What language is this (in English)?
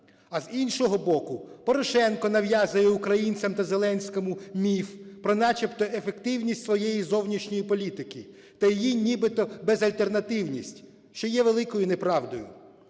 Ukrainian